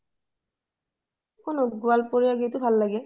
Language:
Assamese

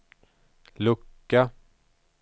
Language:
Swedish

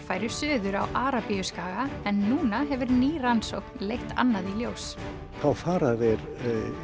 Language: Icelandic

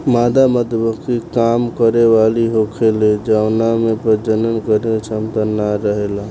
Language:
Bhojpuri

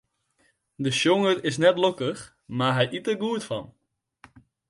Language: Western Frisian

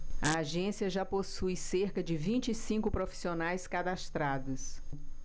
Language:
Portuguese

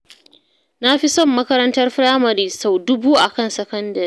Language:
Hausa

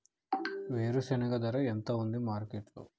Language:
Telugu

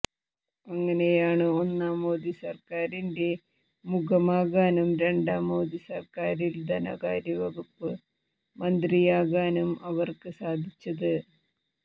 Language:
Malayalam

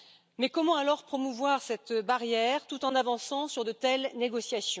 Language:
French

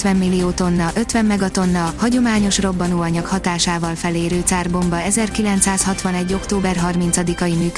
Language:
Hungarian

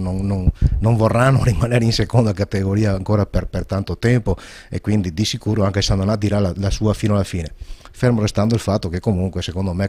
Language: Italian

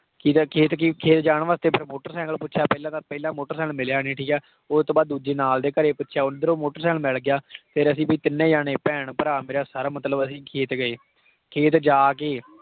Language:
Punjabi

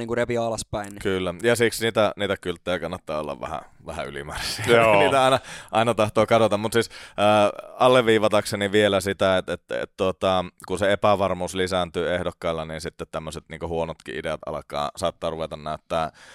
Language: Finnish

